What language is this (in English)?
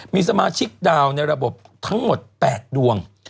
Thai